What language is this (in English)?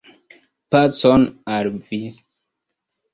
Esperanto